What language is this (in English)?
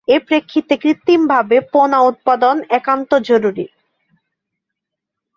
Bangla